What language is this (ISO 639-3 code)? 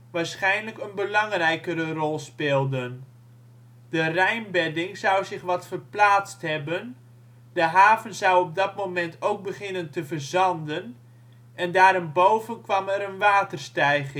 nld